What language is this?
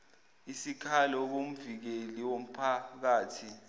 Zulu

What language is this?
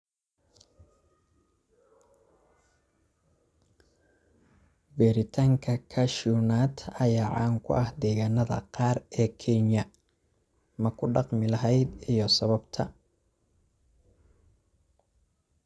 Somali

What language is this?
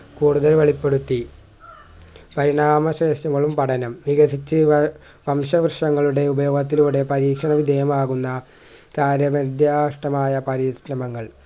Malayalam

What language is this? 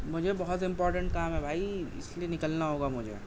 Urdu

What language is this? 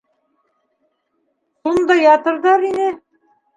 Bashkir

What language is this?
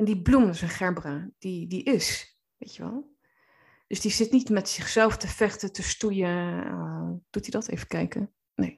Dutch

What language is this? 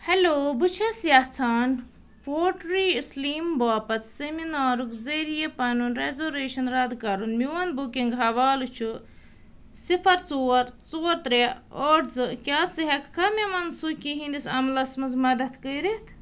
Kashmiri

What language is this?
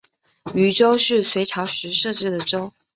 Chinese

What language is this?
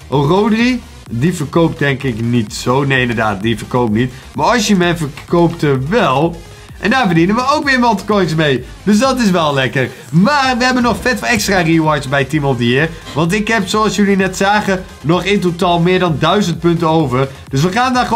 Dutch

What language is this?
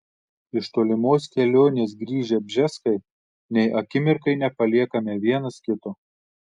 Lithuanian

